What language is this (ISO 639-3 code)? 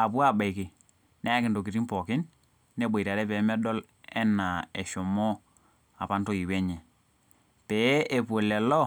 mas